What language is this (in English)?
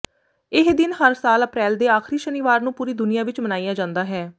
Punjabi